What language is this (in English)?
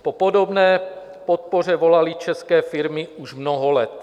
Czech